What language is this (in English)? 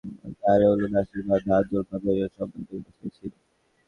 Bangla